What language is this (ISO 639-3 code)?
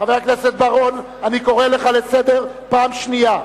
heb